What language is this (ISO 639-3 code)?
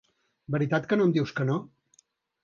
cat